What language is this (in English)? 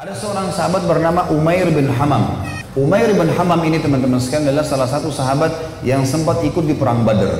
Indonesian